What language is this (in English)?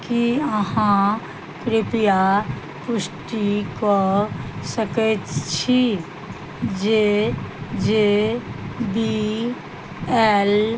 Maithili